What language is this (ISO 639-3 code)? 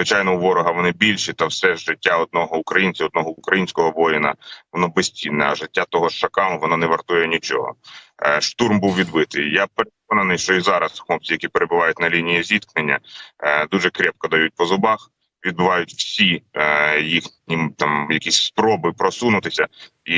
ukr